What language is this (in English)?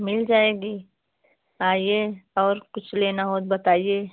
Hindi